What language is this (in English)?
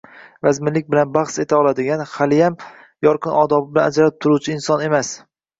Uzbek